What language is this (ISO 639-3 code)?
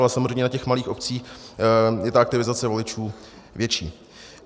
ces